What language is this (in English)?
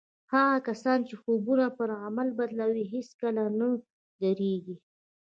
Pashto